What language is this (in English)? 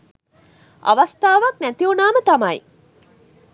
Sinhala